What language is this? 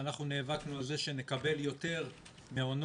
Hebrew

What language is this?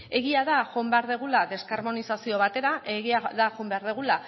Basque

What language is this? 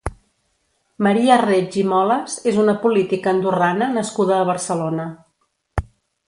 Catalan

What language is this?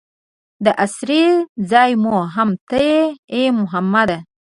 Pashto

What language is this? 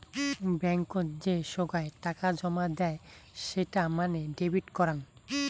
Bangla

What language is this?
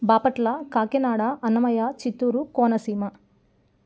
Telugu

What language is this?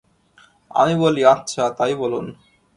Bangla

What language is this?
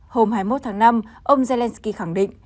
Vietnamese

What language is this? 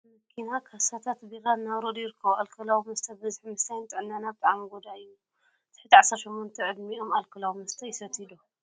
Tigrinya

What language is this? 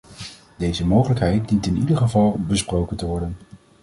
Dutch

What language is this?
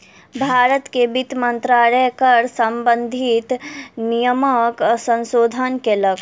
Maithili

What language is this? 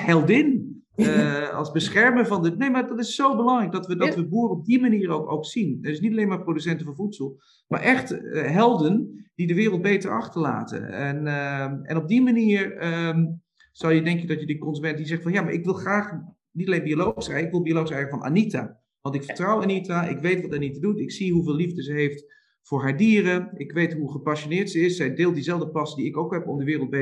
Dutch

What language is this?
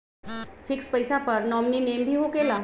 Magahi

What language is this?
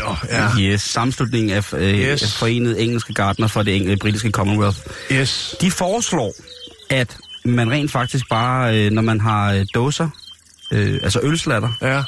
Danish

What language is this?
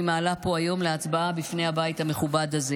Hebrew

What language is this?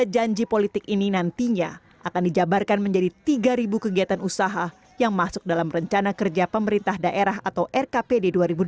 Indonesian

